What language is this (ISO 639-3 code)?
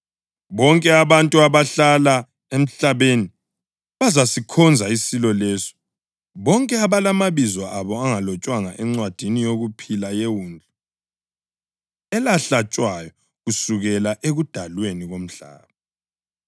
nde